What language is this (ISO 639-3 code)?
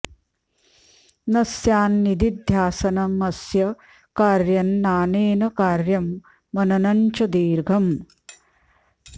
san